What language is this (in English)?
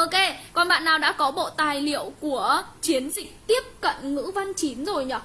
Vietnamese